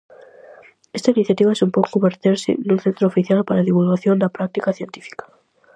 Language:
Galician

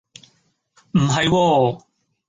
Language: Cantonese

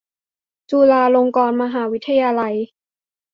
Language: Thai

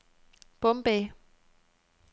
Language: Danish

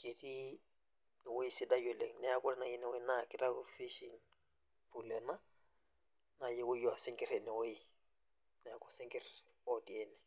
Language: Masai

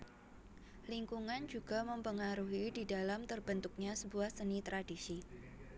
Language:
Javanese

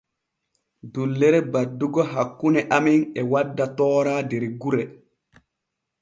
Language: Borgu Fulfulde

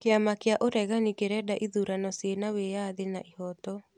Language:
Kikuyu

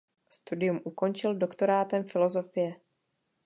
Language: Czech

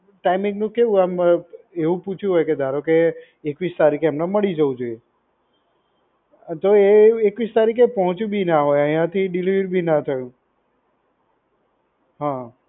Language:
Gujarati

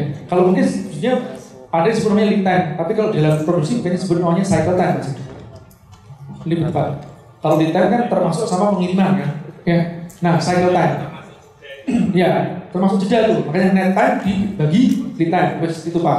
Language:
Indonesian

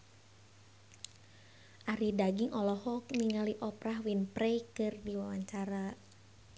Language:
Sundanese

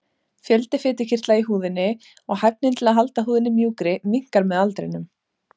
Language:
Icelandic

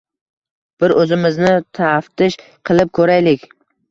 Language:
Uzbek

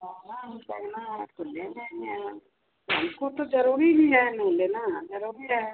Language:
Hindi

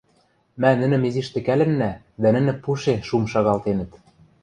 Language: Western Mari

